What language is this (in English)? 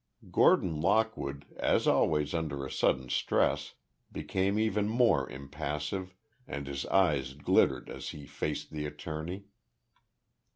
English